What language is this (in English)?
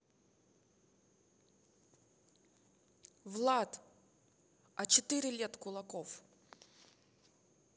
Russian